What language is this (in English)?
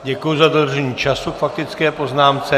Czech